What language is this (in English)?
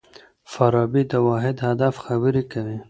Pashto